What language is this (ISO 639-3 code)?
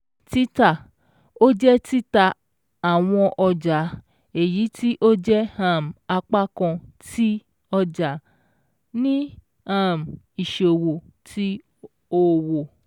yor